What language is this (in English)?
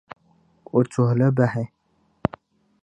Dagbani